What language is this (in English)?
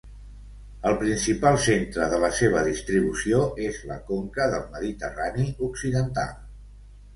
Catalan